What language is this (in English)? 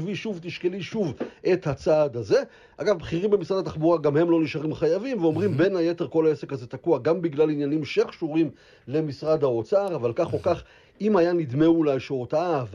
Hebrew